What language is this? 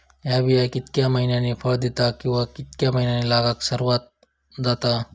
Marathi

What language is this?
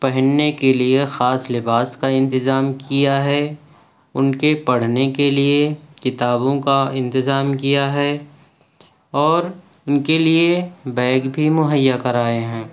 Urdu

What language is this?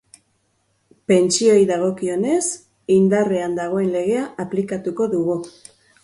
Basque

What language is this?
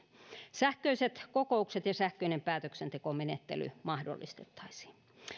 Finnish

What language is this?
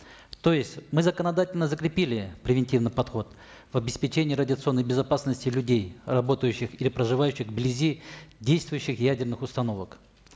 Kazakh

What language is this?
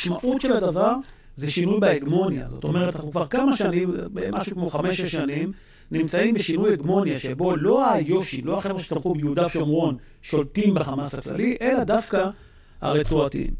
Hebrew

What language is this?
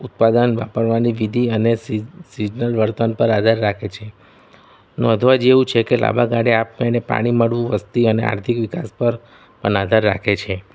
Gujarati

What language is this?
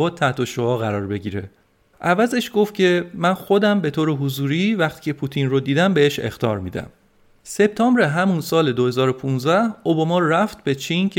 Persian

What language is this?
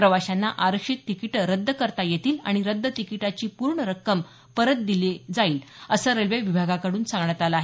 Marathi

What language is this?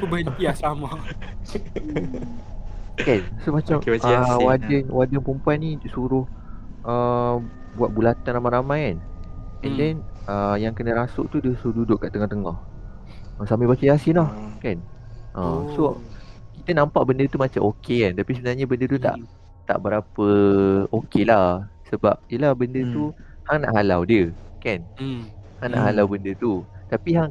Malay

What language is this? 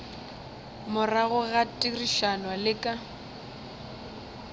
Northern Sotho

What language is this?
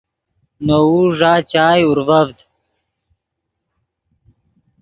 Yidgha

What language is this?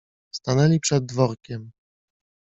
Polish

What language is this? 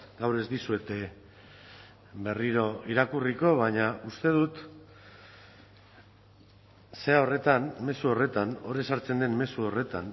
Basque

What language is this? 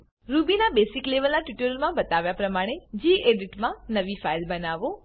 Gujarati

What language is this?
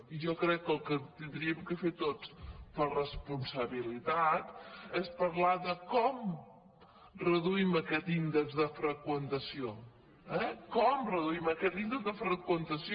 Catalan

